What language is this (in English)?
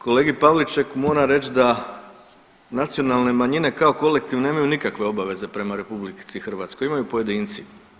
Croatian